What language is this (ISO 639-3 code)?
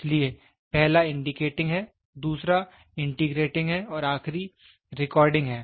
hin